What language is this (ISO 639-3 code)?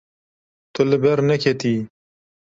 kur